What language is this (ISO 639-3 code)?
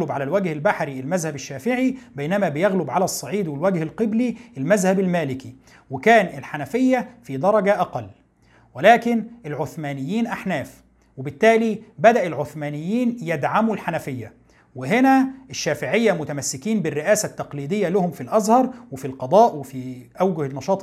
ara